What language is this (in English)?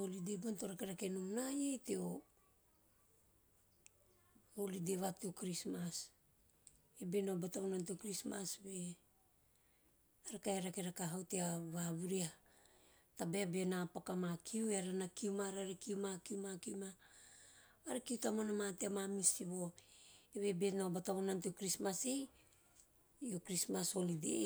Teop